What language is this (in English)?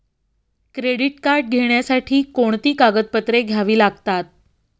Marathi